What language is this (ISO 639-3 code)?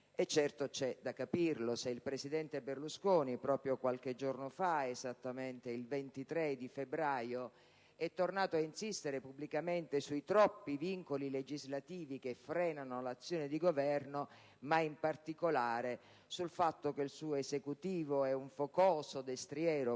ita